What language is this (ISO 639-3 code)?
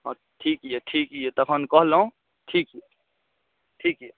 mai